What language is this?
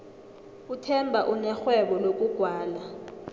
South Ndebele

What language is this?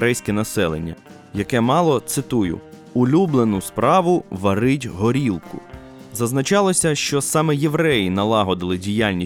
Ukrainian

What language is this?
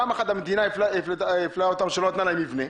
Hebrew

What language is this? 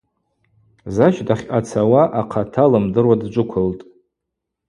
Abaza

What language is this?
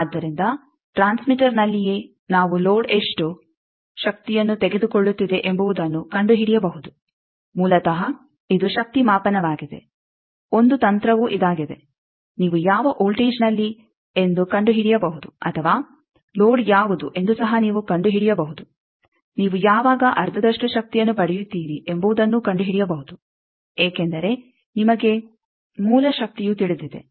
Kannada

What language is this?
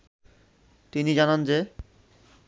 Bangla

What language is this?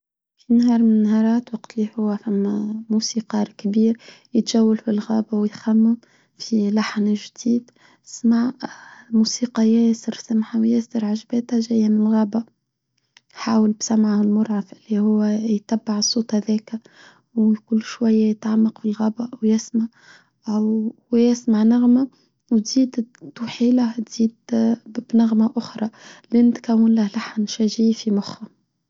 Tunisian Arabic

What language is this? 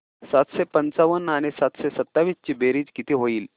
Marathi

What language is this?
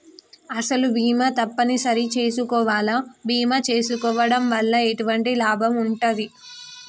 Telugu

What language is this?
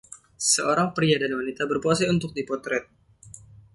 Indonesian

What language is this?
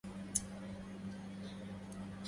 Arabic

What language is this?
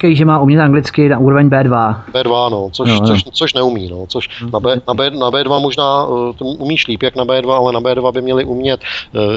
Czech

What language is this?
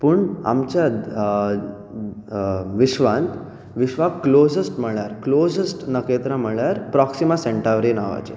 Konkani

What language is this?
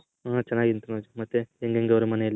Kannada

